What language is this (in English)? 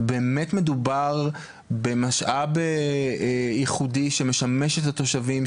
Hebrew